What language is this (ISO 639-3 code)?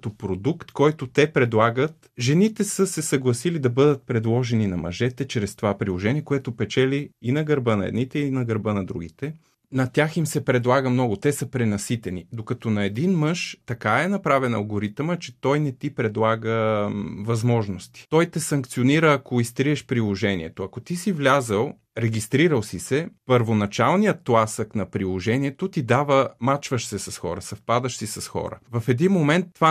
bul